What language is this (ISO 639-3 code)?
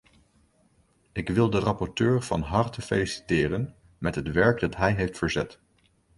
nld